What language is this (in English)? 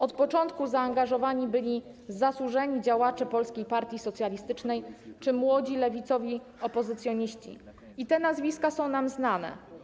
Polish